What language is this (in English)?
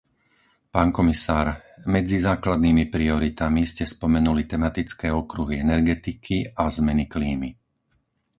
Slovak